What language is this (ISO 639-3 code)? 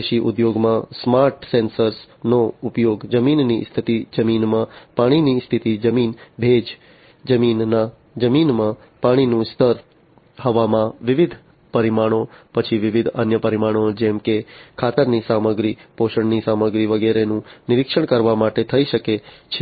guj